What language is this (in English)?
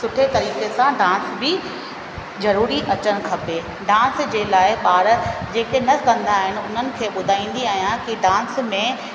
Sindhi